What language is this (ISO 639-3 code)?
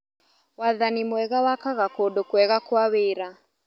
kik